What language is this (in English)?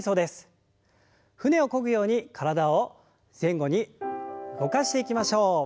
Japanese